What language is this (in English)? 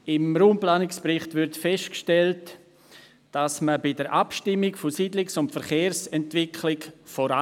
Swiss German